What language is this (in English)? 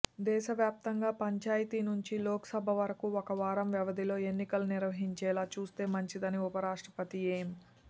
Telugu